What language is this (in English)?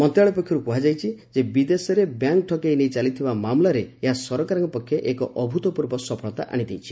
Odia